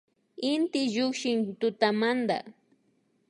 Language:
Imbabura Highland Quichua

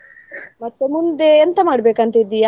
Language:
Kannada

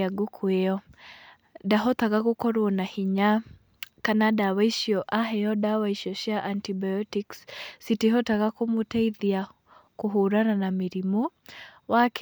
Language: Kikuyu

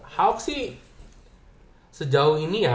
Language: Indonesian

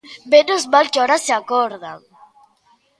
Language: Galician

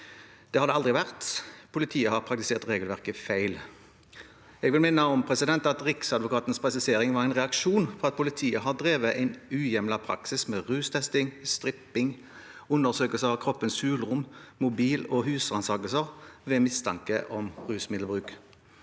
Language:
Norwegian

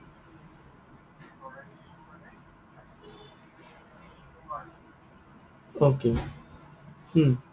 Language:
Assamese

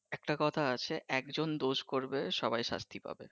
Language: Bangla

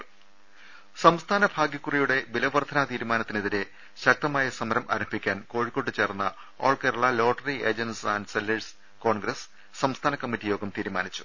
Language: Malayalam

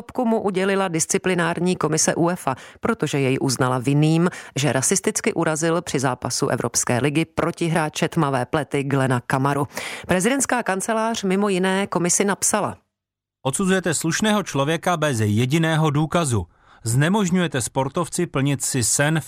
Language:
Czech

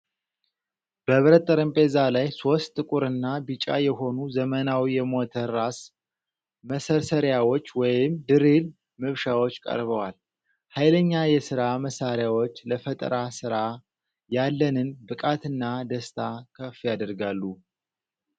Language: Amharic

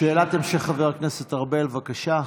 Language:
Hebrew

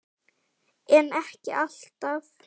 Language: Icelandic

